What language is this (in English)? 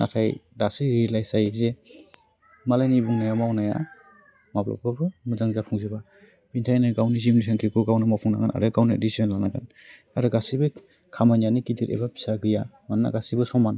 Bodo